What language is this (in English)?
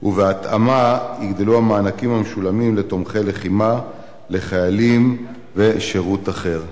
Hebrew